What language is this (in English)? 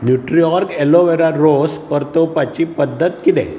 Konkani